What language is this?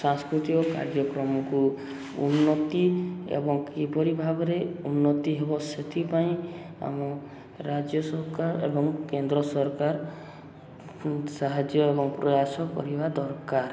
Odia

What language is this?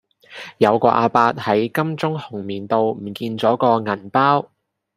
Cantonese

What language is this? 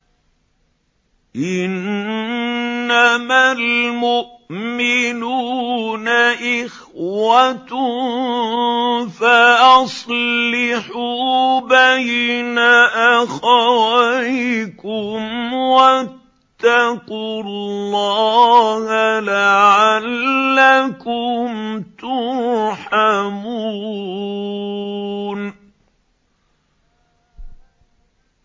Arabic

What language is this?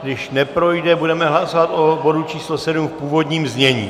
Czech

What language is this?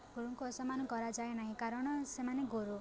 Odia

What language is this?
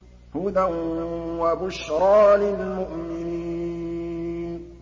Arabic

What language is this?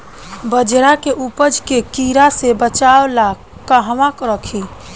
Bhojpuri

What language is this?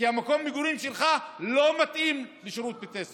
Hebrew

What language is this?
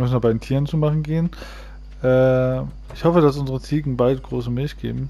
German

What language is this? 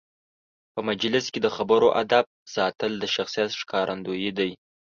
Pashto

